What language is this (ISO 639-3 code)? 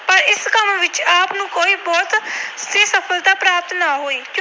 pan